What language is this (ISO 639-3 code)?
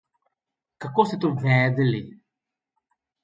slv